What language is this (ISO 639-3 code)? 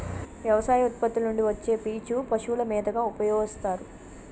tel